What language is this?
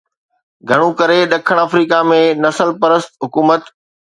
Sindhi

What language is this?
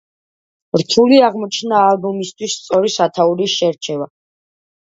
Georgian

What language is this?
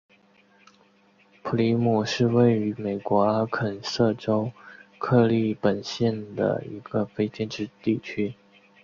Chinese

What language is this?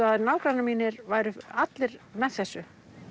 Icelandic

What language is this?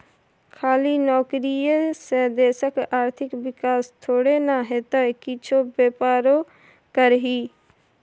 Maithili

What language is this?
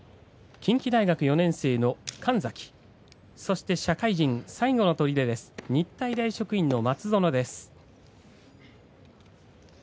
Japanese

